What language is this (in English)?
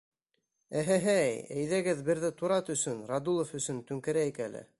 Bashkir